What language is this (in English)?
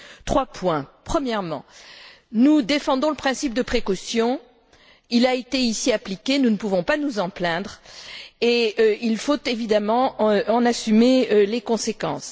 French